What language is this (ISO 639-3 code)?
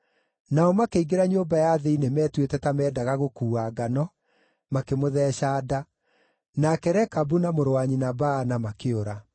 kik